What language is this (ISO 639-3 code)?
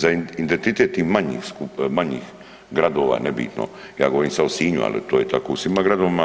hrv